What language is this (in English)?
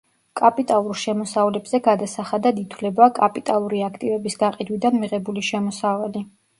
Georgian